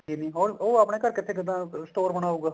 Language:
Punjabi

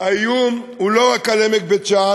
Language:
Hebrew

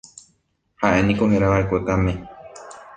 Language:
Guarani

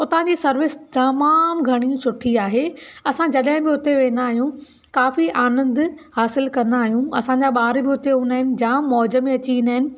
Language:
Sindhi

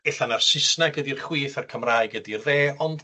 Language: Welsh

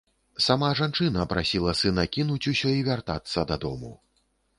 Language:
Belarusian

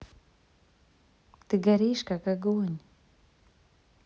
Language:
Russian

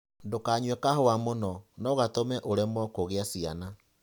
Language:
Kikuyu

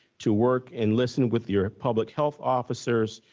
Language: English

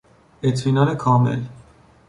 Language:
Persian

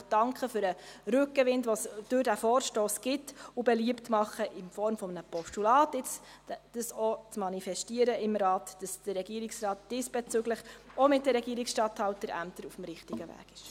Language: Swiss German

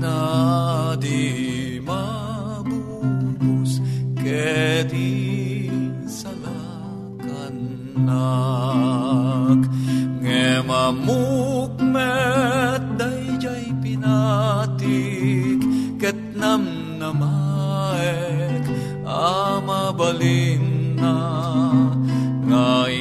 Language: Filipino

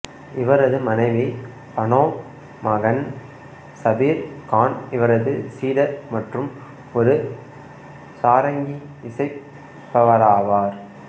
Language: Tamil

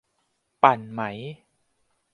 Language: Thai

